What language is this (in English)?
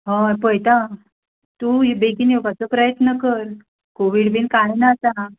Konkani